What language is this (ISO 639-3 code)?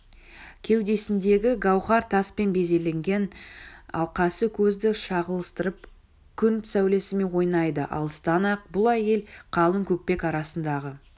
kaz